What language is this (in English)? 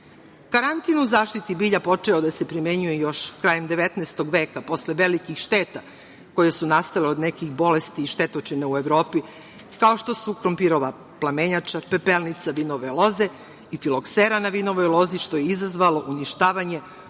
Serbian